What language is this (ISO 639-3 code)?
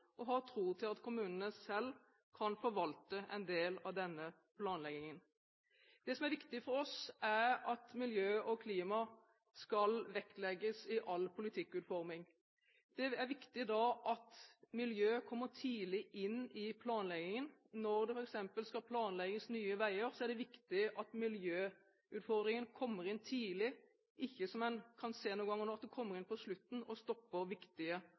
nob